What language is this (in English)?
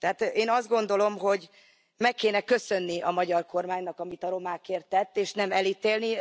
Hungarian